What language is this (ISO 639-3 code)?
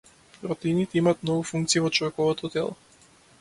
mkd